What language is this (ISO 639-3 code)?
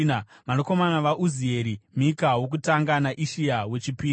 sna